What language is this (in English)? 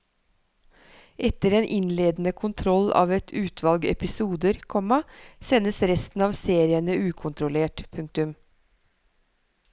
Norwegian